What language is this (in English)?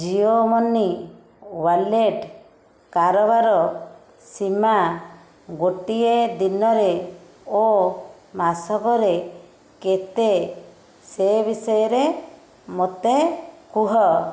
Odia